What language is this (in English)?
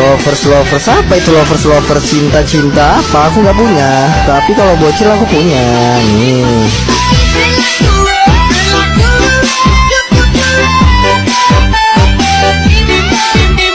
Indonesian